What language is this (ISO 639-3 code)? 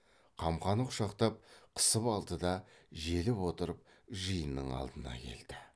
kaz